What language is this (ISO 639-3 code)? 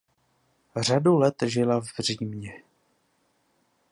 ces